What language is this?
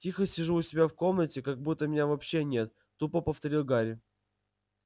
Russian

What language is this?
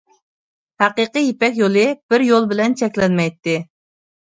Uyghur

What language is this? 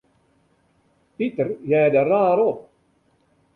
Western Frisian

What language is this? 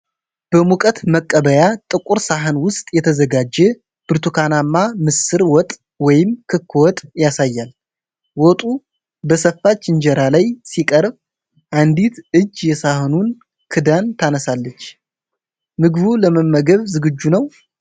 Amharic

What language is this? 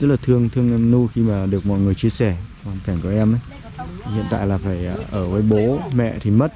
Vietnamese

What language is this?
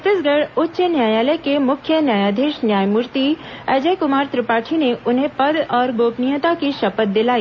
Hindi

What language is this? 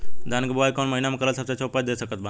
Bhojpuri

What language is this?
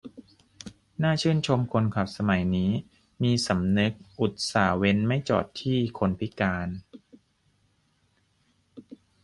Thai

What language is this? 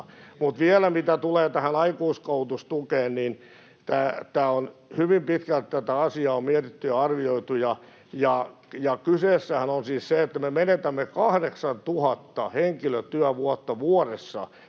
Finnish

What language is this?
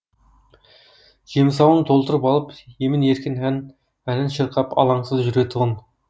Kazakh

